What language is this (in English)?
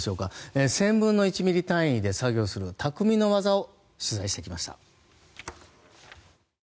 Japanese